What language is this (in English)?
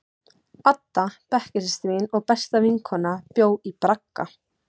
Icelandic